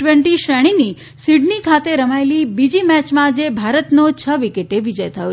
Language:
Gujarati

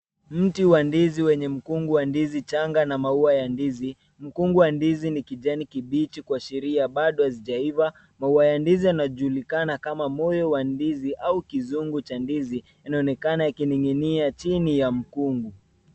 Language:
Swahili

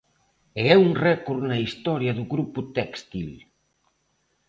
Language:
Galician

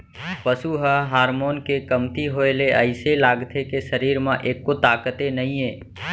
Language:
Chhattisgarhi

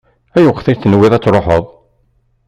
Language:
Kabyle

